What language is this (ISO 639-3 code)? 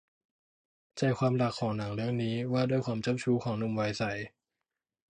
tha